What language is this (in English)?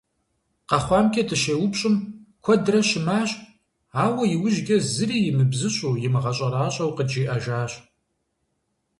Kabardian